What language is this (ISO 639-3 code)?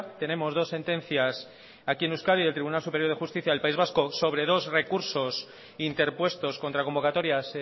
spa